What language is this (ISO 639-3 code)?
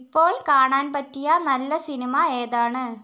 mal